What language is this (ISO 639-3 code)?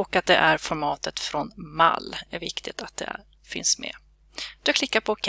swe